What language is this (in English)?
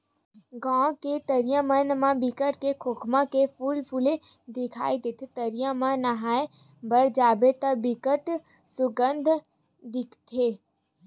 Chhattisgarhi